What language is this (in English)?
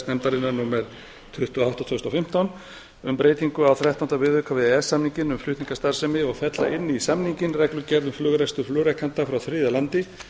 Icelandic